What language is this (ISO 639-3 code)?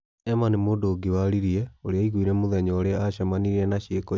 kik